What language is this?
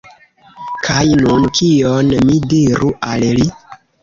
Esperanto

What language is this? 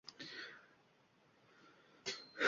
Uzbek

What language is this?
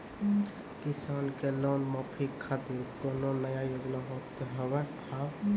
Maithili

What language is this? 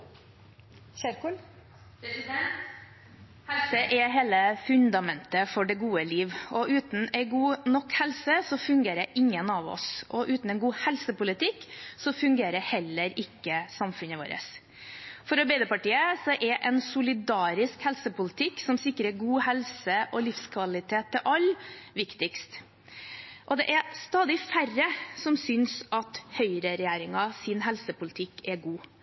Norwegian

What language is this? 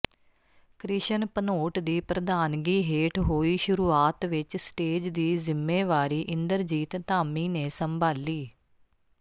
Punjabi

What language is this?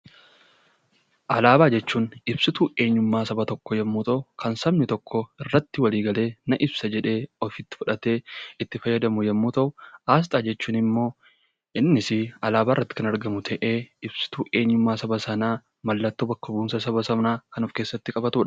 Oromo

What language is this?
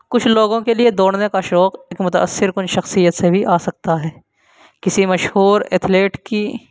Urdu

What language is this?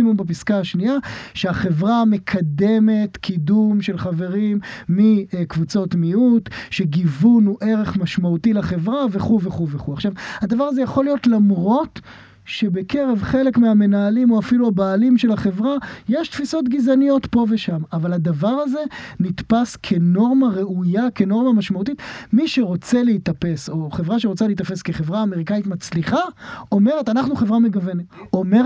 Hebrew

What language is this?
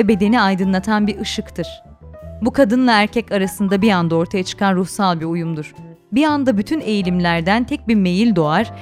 Turkish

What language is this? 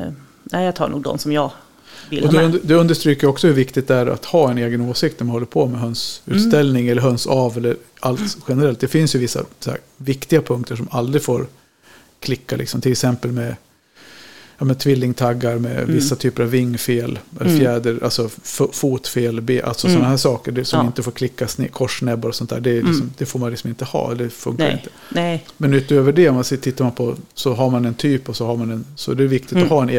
Swedish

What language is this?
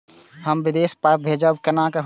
Maithili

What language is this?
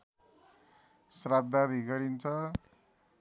Nepali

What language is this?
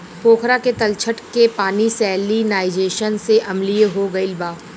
Bhojpuri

